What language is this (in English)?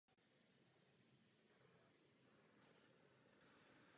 Czech